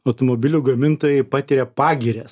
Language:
Lithuanian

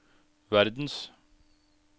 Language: Norwegian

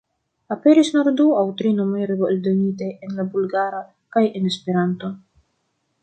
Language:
Esperanto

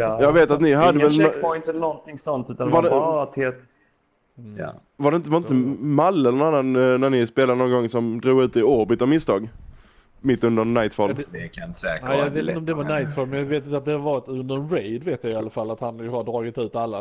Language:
Swedish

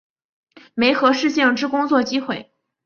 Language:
Chinese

